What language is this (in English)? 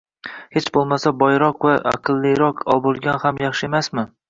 Uzbek